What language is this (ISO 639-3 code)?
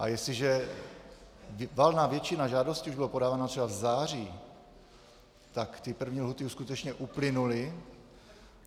ces